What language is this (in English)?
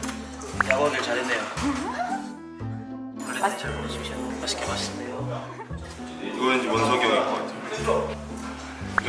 Korean